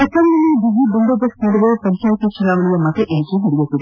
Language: Kannada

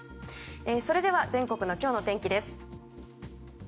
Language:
Japanese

